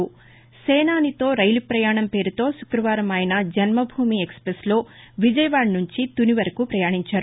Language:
Telugu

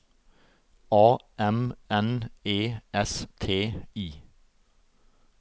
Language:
Norwegian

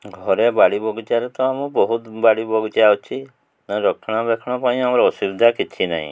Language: Odia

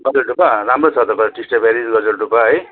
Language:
Nepali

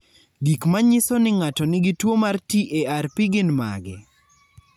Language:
Luo (Kenya and Tanzania)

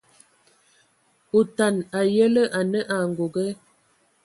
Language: Ewondo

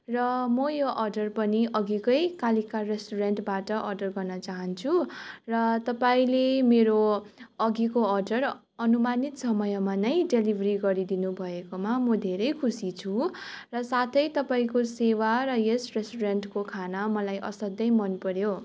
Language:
Nepali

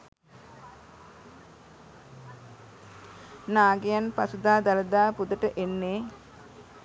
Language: Sinhala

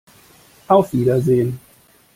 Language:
German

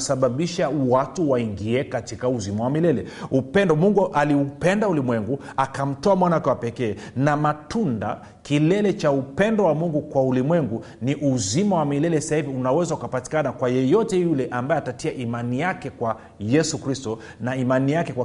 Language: Swahili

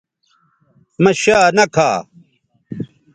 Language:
Bateri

